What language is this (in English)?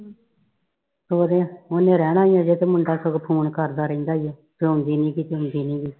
Punjabi